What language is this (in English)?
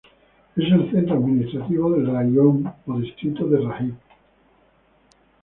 Spanish